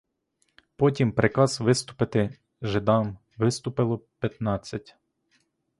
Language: Ukrainian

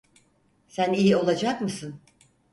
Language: Turkish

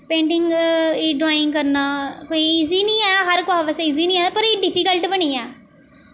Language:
Dogri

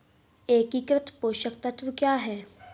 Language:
Hindi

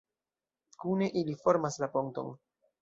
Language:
Esperanto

